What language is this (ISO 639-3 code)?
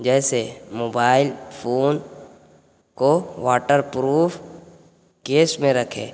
urd